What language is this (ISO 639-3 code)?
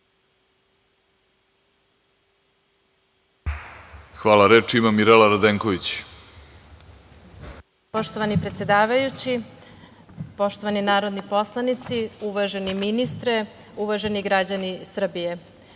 srp